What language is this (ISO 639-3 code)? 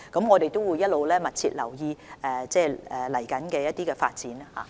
yue